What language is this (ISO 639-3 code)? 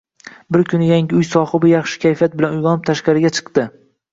uzb